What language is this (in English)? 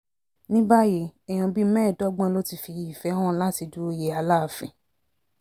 Yoruba